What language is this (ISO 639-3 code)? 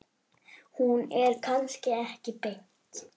isl